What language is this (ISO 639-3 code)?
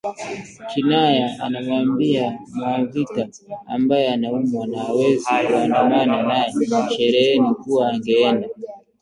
swa